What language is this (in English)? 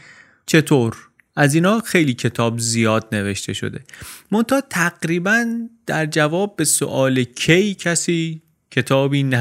Persian